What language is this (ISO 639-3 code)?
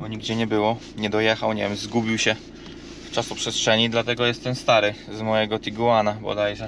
pol